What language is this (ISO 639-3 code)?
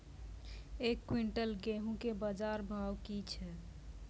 mai